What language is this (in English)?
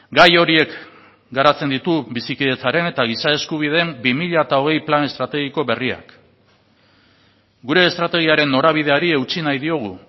Basque